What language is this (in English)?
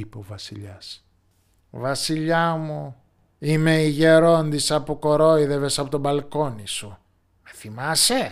Greek